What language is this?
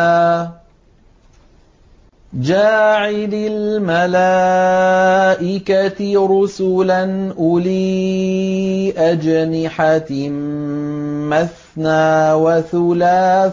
Arabic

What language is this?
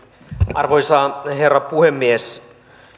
Finnish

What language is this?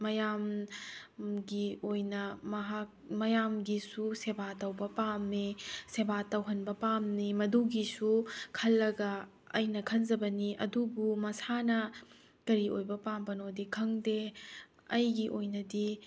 Manipuri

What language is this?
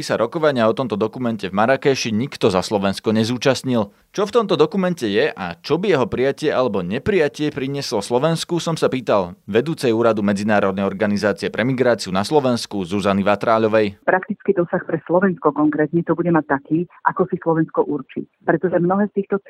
Slovak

